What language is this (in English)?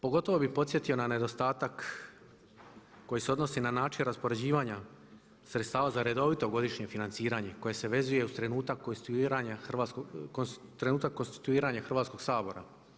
Croatian